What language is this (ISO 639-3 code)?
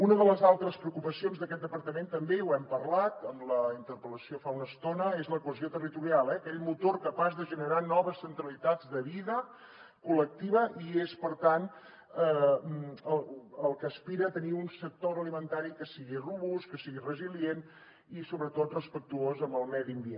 cat